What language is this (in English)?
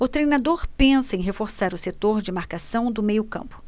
Portuguese